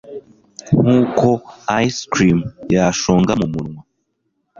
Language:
Kinyarwanda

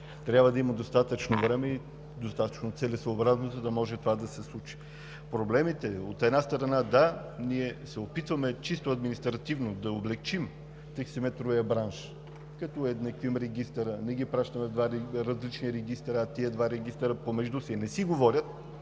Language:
Bulgarian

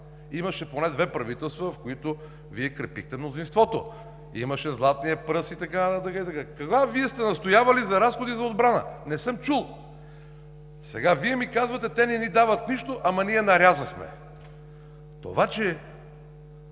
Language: Bulgarian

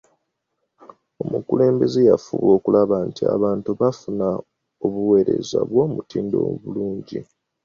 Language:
Ganda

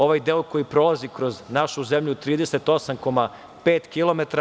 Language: Serbian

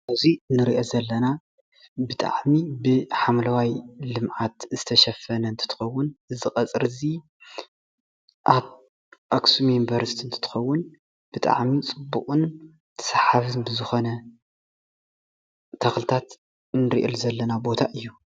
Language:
Tigrinya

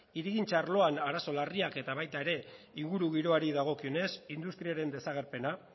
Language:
Basque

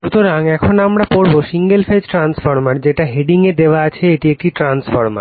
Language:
Bangla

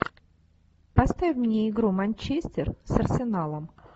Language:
Russian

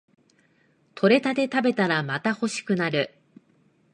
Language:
Japanese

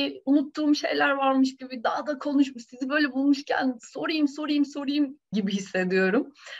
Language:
Turkish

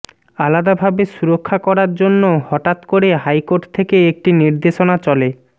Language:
Bangla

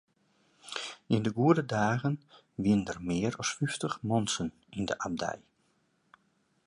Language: Western Frisian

